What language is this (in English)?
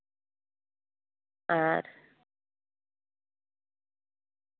Santali